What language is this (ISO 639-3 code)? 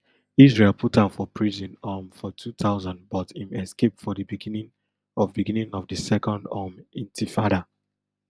pcm